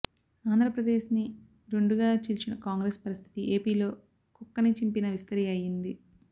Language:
Telugu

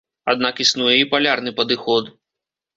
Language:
Belarusian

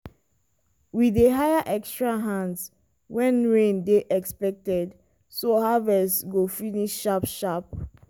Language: Nigerian Pidgin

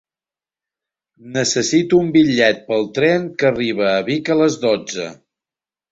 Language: Catalan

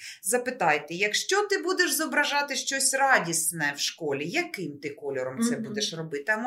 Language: Ukrainian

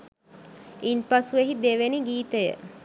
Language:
Sinhala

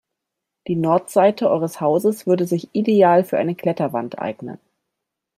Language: German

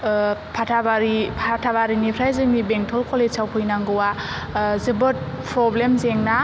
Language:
Bodo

